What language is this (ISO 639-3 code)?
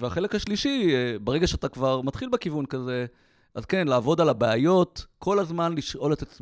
heb